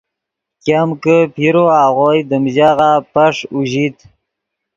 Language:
Yidgha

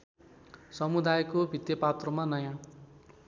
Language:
Nepali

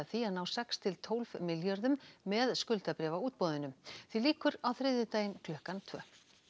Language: Icelandic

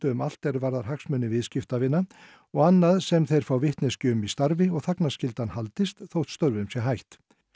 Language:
Icelandic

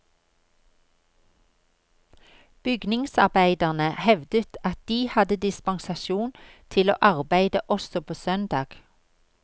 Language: Norwegian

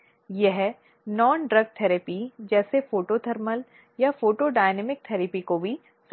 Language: Hindi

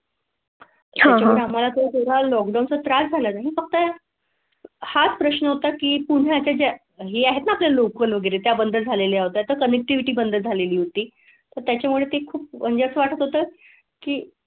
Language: Marathi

